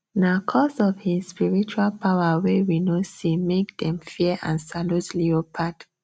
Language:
Nigerian Pidgin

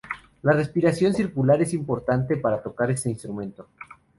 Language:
Spanish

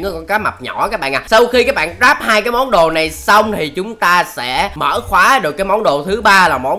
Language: Vietnamese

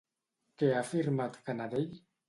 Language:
Catalan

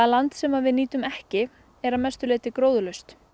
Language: Icelandic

